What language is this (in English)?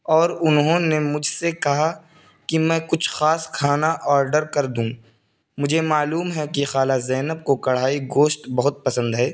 Urdu